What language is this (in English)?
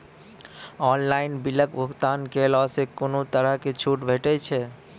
Maithili